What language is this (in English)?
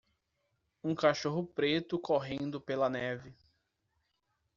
Portuguese